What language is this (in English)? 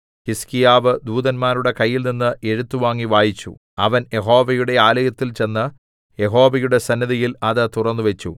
Malayalam